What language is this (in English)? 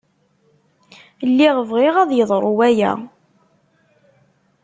Kabyle